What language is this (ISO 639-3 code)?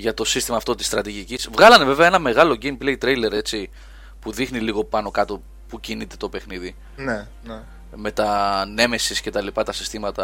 ell